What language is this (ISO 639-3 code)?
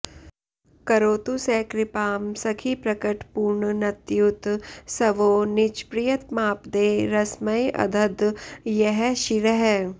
san